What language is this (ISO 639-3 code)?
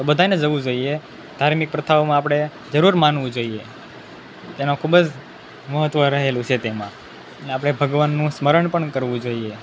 guj